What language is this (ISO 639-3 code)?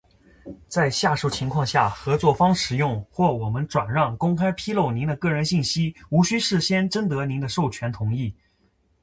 zho